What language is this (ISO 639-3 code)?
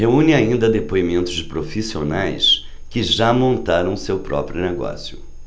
por